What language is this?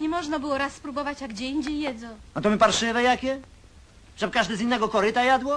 Polish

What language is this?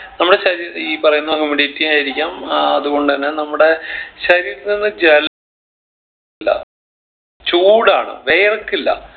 Malayalam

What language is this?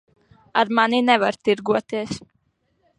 Latvian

